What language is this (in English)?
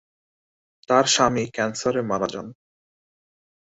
Bangla